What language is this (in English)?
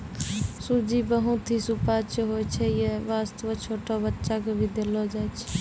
Maithili